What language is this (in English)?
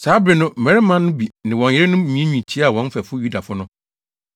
Akan